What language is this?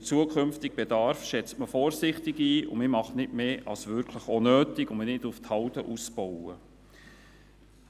Swiss German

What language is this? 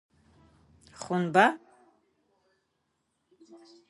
Adyghe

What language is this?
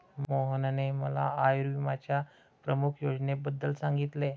Marathi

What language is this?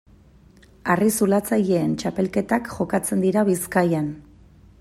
Basque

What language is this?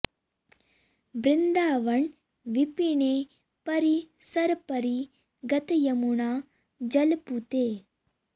Sanskrit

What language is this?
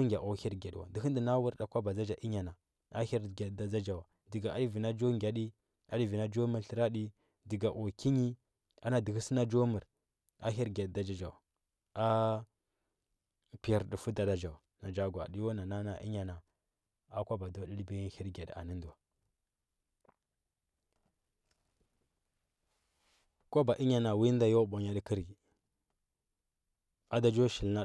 Huba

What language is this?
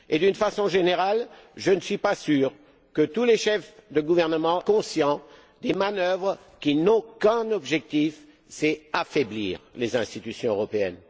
French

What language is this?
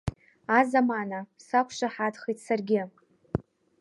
Abkhazian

